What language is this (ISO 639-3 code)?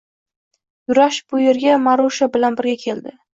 uzb